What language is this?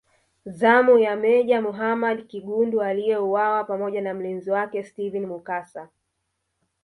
Swahili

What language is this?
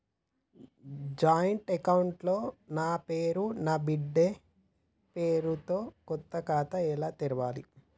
Telugu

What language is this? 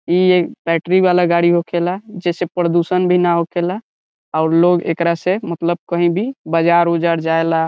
Bhojpuri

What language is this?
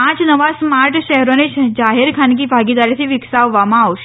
Gujarati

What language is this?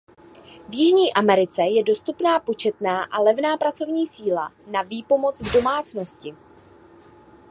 Czech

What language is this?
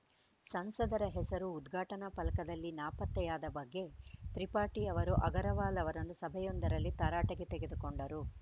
Kannada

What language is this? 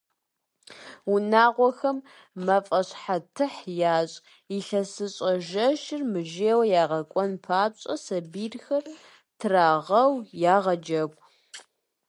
Kabardian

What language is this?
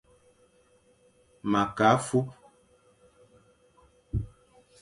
Fang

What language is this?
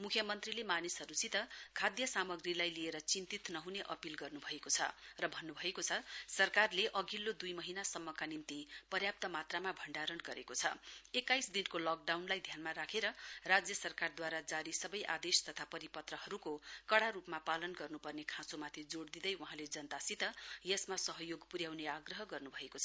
Nepali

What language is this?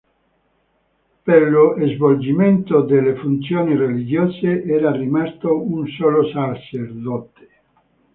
Italian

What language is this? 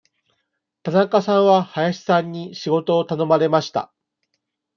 Japanese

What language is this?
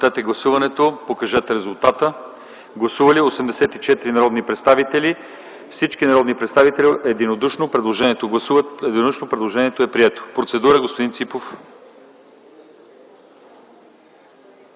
Bulgarian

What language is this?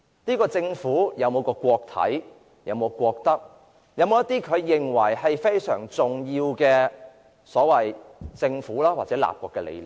Cantonese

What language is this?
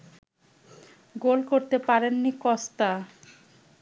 Bangla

